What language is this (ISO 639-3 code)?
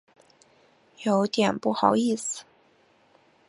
zho